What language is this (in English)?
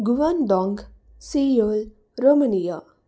Telugu